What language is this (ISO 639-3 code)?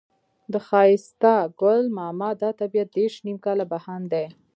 pus